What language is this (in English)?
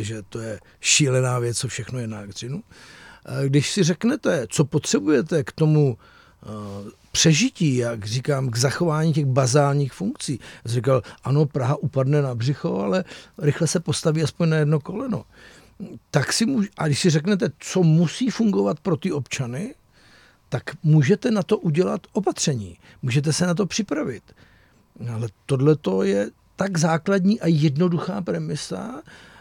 Czech